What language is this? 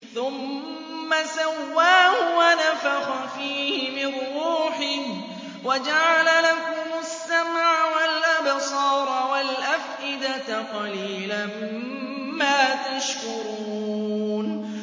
Arabic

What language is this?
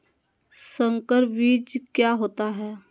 Magahi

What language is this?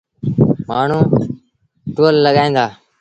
Sindhi Bhil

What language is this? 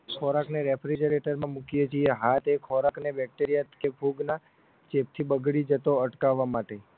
Gujarati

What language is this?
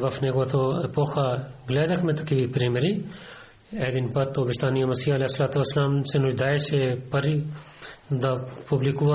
Bulgarian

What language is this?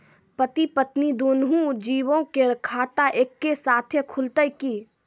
Maithili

